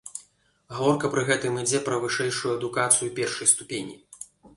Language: Belarusian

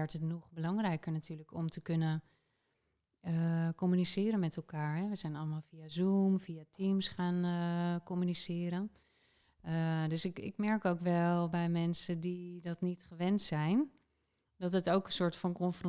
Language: Dutch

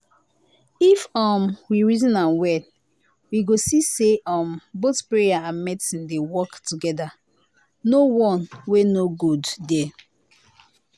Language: Nigerian Pidgin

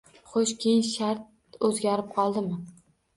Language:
Uzbek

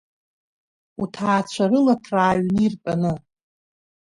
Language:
Abkhazian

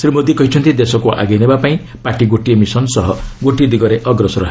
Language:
Odia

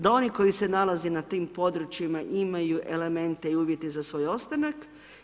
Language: Croatian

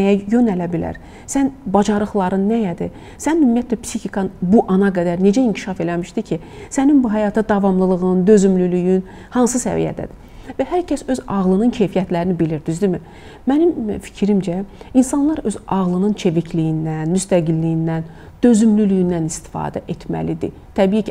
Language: Turkish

